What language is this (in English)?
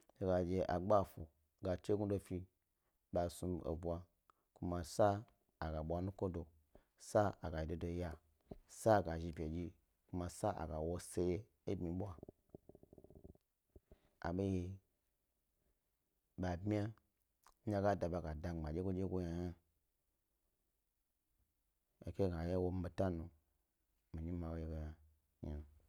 Gbari